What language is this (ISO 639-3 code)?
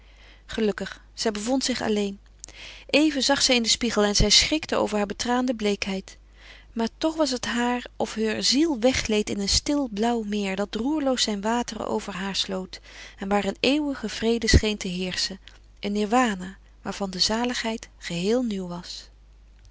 nld